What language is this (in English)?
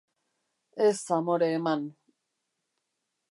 Basque